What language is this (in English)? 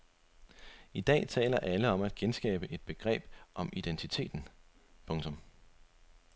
Danish